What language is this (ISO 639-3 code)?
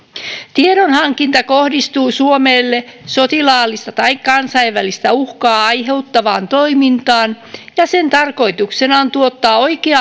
fin